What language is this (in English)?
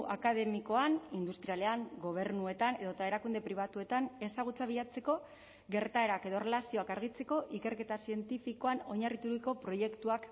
Basque